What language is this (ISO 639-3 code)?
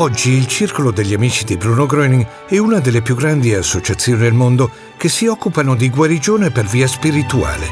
ita